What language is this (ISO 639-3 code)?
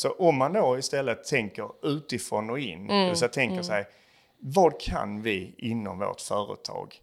swe